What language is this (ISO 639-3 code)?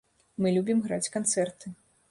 bel